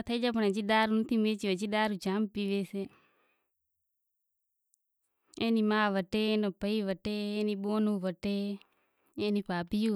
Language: Kachi Koli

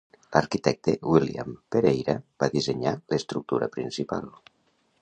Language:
Catalan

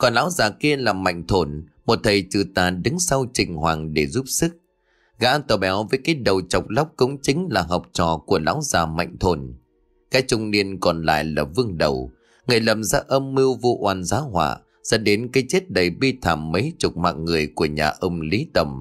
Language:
Vietnamese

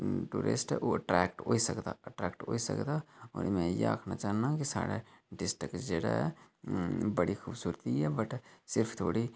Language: Dogri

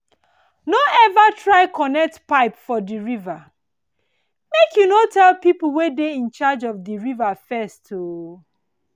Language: Nigerian Pidgin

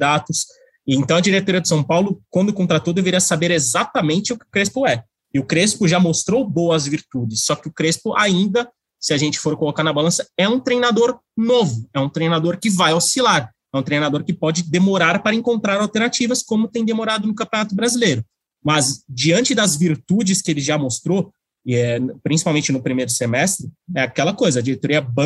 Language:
Portuguese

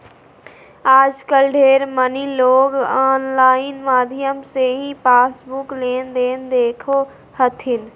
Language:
Magahi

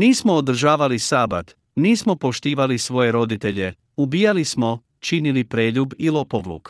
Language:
Croatian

